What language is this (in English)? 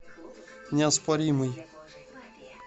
Russian